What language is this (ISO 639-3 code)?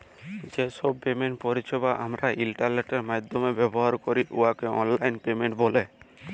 ben